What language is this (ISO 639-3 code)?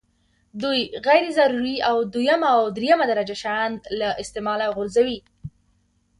pus